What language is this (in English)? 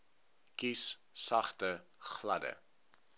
Afrikaans